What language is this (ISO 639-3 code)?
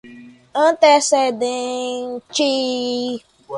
por